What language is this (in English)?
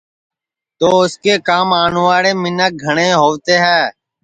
Sansi